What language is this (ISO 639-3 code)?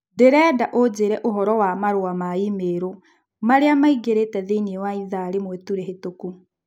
kik